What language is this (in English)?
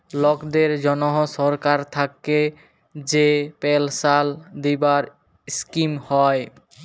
Bangla